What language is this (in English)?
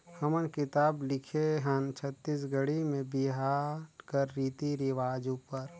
Chhattisgarhi